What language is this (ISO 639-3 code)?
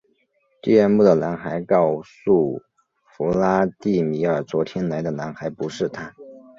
zho